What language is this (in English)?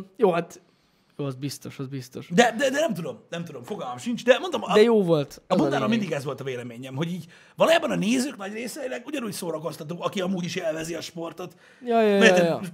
Hungarian